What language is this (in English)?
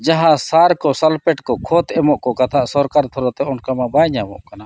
Santali